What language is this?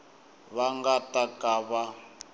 Tsonga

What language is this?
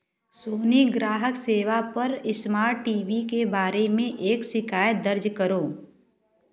Hindi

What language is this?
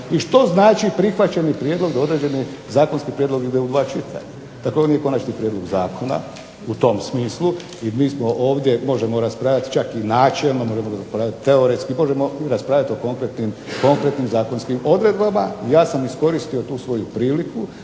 Croatian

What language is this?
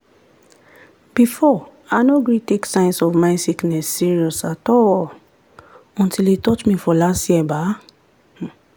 Nigerian Pidgin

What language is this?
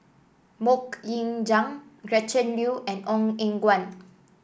English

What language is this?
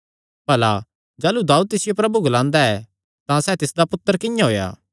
Kangri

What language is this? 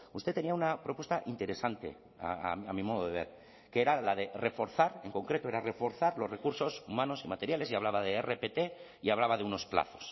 Spanish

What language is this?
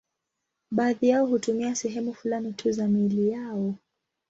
Swahili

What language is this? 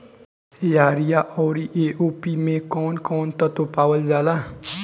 Bhojpuri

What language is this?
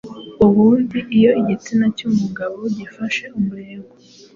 Kinyarwanda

